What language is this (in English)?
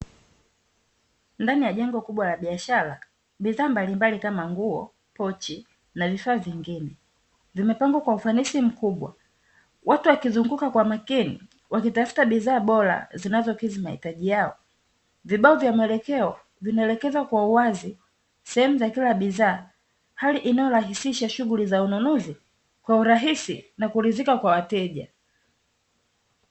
Swahili